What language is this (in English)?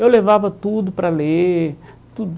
Portuguese